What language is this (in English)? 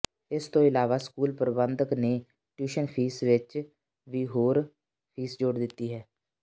Punjabi